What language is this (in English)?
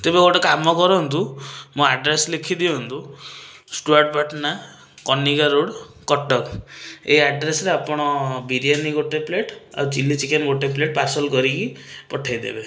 Odia